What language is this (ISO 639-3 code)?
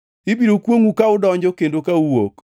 luo